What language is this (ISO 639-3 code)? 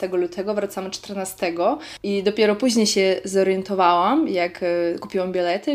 pol